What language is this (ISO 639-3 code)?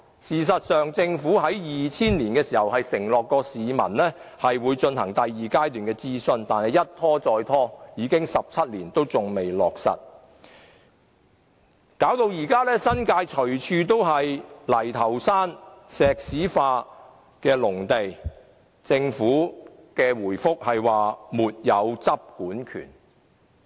yue